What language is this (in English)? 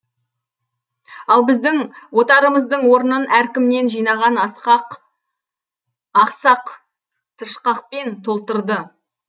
Kazakh